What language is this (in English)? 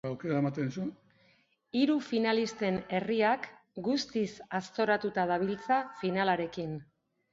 Basque